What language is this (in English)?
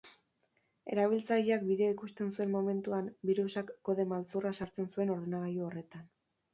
Basque